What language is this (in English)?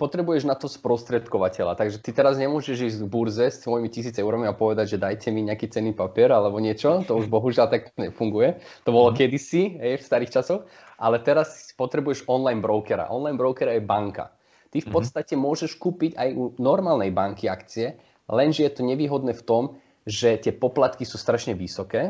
Slovak